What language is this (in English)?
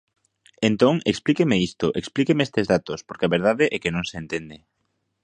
Galician